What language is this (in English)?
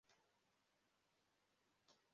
Kinyarwanda